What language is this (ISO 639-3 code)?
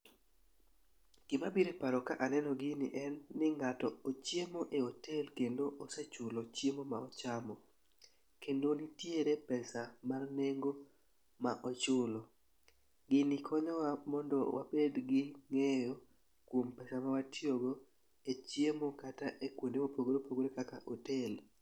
luo